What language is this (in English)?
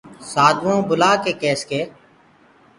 Gurgula